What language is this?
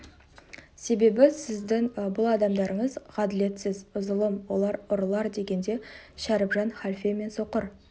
Kazakh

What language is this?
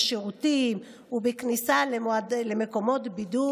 Hebrew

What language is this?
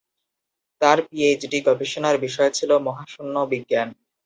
Bangla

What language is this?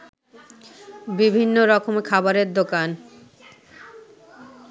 Bangla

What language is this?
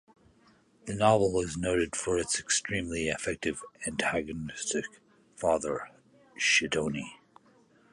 English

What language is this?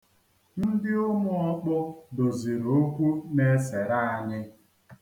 Igbo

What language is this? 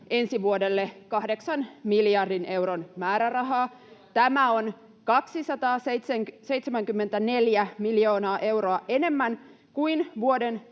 Finnish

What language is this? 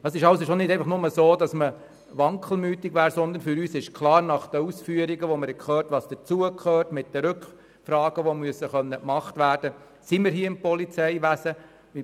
Swiss German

